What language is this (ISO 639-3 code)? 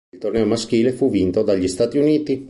ita